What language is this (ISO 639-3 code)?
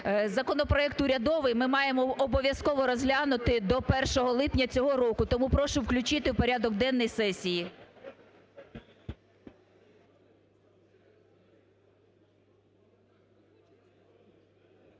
ukr